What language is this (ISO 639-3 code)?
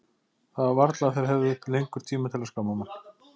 isl